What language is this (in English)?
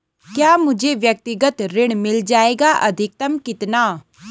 Hindi